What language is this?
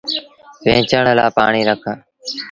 Sindhi Bhil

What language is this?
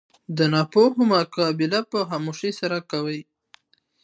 Pashto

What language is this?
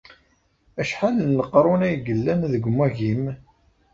Kabyle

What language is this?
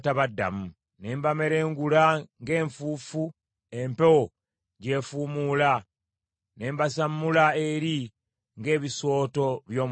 Ganda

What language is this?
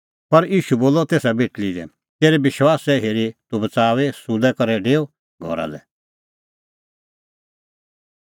Kullu Pahari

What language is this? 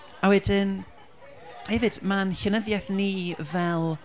Welsh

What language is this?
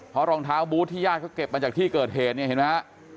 Thai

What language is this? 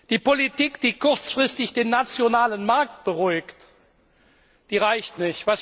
German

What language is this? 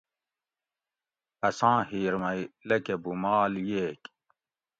Gawri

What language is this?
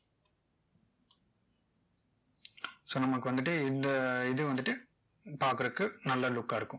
Tamil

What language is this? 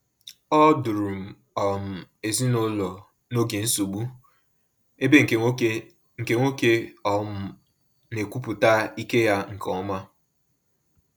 Igbo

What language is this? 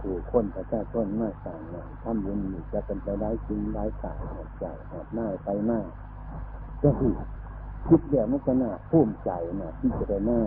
Thai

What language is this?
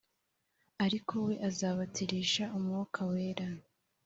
Kinyarwanda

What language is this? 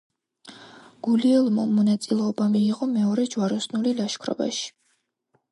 Georgian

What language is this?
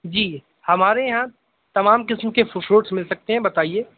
Urdu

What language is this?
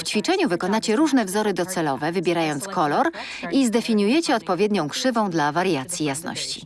Polish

